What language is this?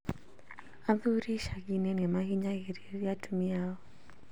Kikuyu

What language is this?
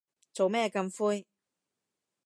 Cantonese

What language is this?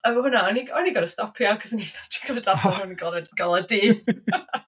Welsh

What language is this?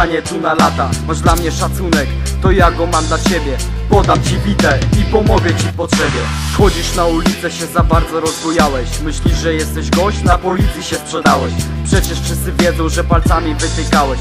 Polish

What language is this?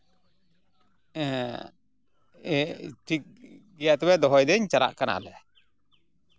Santali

